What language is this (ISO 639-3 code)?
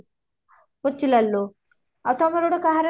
ori